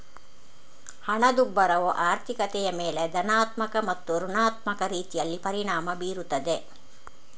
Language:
Kannada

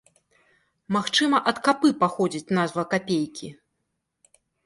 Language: Belarusian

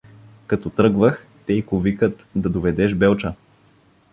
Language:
Bulgarian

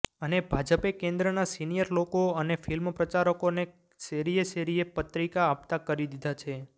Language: Gujarati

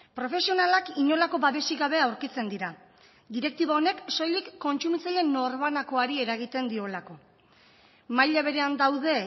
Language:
Basque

